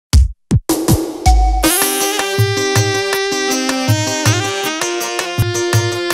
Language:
Romanian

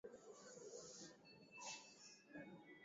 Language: Swahili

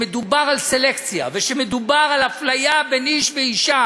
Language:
Hebrew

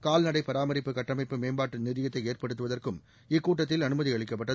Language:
Tamil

